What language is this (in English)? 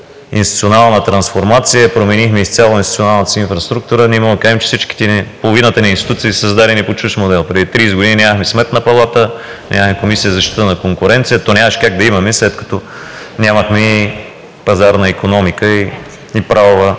Bulgarian